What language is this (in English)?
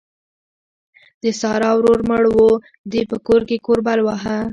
Pashto